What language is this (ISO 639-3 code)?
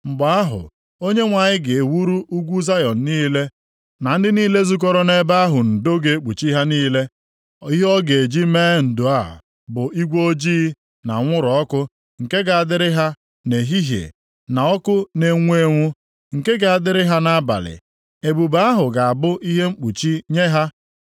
ibo